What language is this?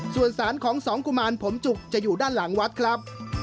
Thai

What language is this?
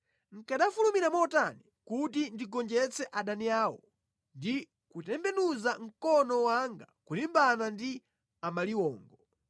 Nyanja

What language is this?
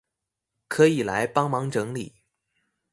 Chinese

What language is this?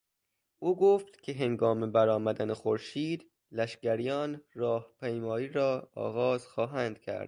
Persian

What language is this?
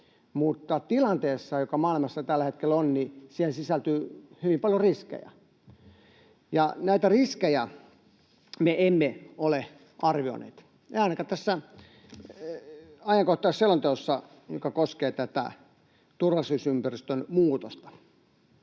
Finnish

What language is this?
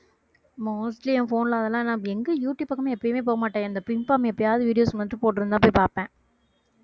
Tamil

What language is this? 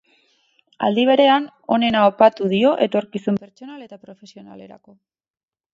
Basque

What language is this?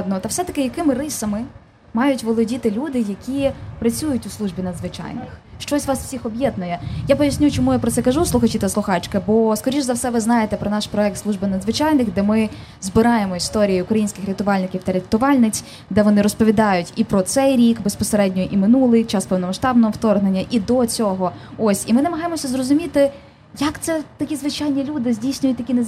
Ukrainian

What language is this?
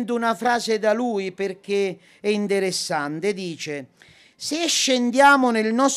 Italian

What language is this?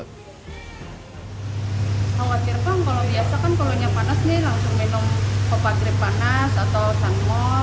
Indonesian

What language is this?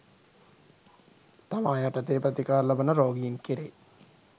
Sinhala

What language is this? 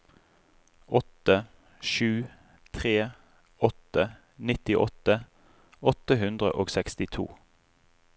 Norwegian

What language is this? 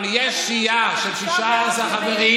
Hebrew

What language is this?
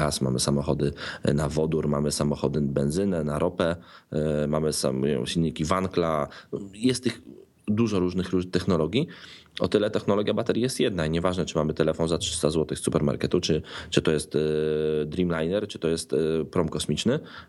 Polish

